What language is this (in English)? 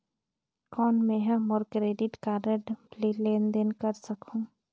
Chhattisgarhi